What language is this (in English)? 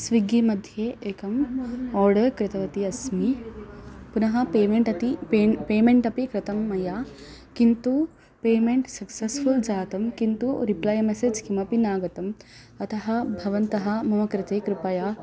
Sanskrit